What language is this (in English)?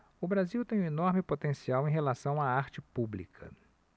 Portuguese